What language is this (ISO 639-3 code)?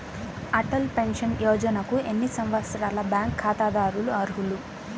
tel